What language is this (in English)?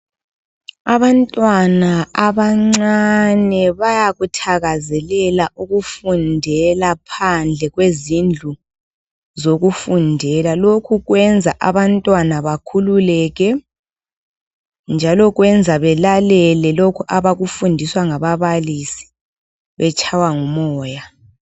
North Ndebele